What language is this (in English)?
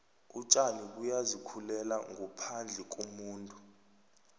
South Ndebele